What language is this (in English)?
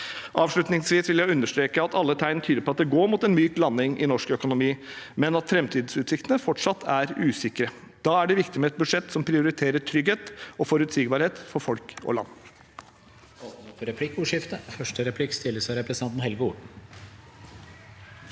Norwegian